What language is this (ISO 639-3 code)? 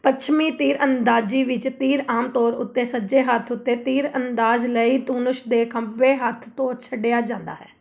pan